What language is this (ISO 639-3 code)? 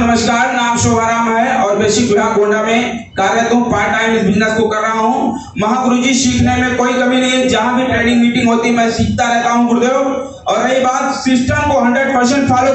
hin